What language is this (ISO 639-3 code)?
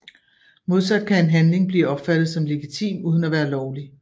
dan